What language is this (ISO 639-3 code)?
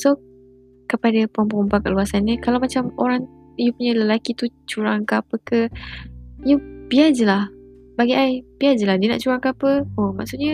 msa